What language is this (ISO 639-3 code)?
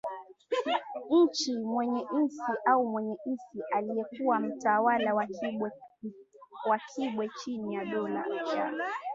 swa